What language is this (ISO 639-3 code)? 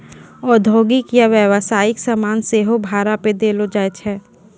mai